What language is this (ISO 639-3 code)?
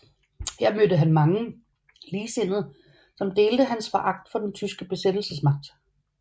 dan